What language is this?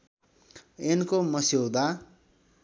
Nepali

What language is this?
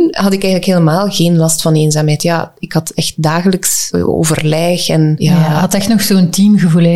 Dutch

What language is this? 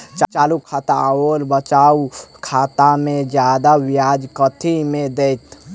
Maithili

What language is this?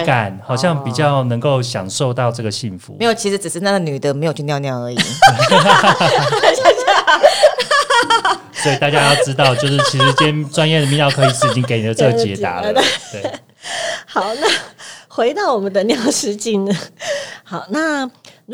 Chinese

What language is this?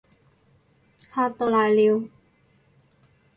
Cantonese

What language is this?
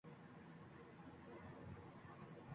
Uzbek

